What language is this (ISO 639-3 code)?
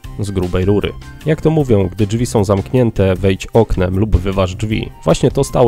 pol